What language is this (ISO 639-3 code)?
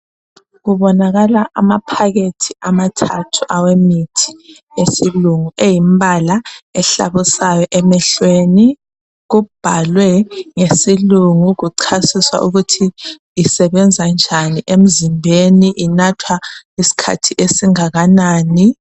nde